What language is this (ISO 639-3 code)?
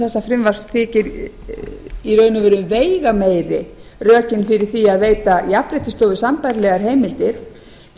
isl